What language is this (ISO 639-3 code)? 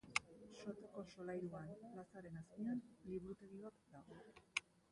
eus